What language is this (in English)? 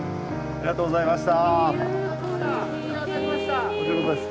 Japanese